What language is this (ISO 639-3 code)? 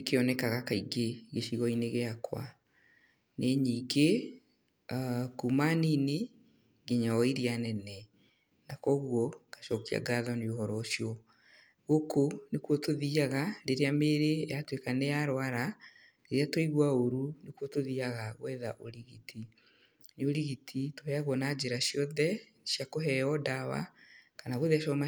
kik